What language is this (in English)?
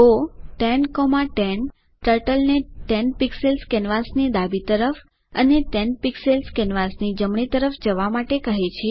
Gujarati